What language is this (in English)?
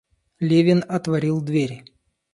Russian